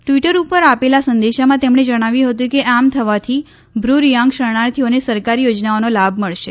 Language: Gujarati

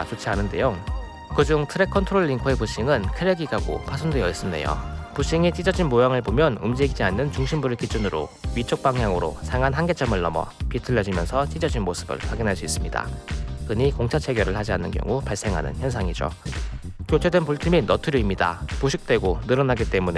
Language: Korean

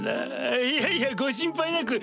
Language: Japanese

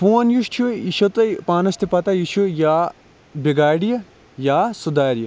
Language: Kashmiri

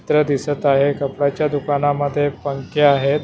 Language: Marathi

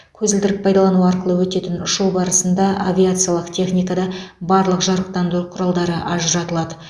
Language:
Kazakh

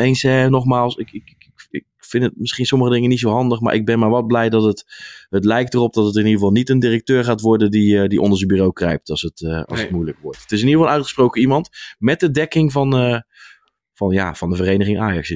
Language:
Dutch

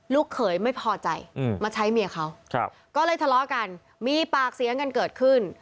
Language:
Thai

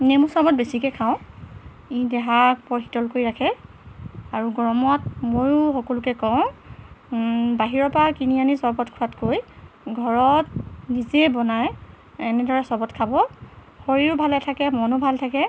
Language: Assamese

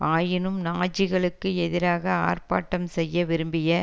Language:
Tamil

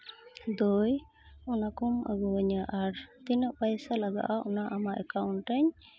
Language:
Santali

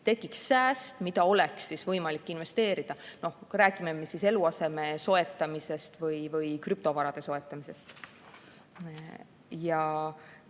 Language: Estonian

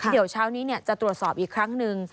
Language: Thai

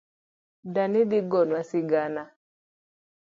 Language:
Luo (Kenya and Tanzania)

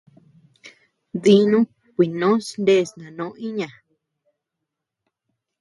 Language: Tepeuxila Cuicatec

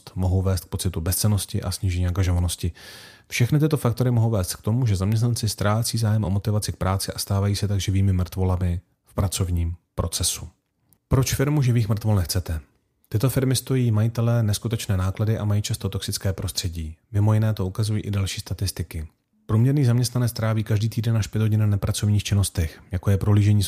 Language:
Czech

